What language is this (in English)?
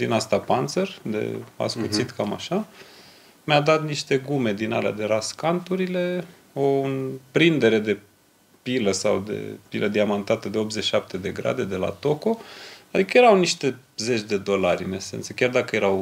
Romanian